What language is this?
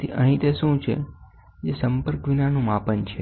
Gujarati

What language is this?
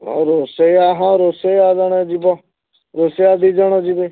Odia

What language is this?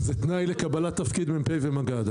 Hebrew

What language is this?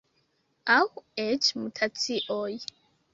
Esperanto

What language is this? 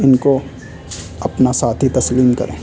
Urdu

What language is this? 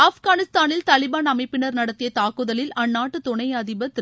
Tamil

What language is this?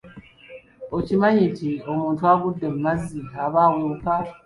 Ganda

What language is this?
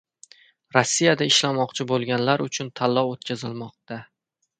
Uzbek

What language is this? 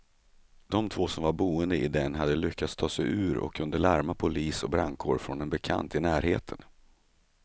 Swedish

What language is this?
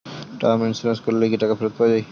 Bangla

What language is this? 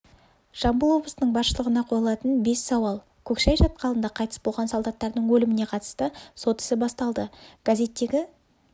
Kazakh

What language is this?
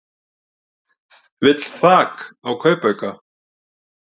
Icelandic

